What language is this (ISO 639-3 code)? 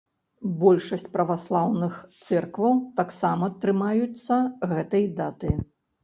bel